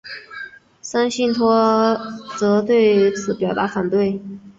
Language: Chinese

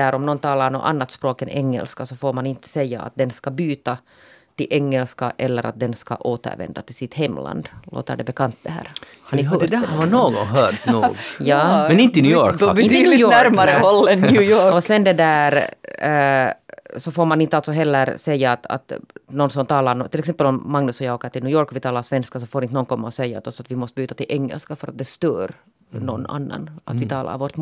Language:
Swedish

